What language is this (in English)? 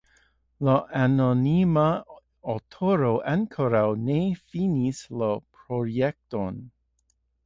Esperanto